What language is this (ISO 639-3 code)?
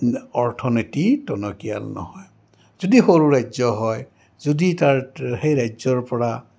asm